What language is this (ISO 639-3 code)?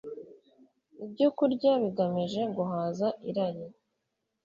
kin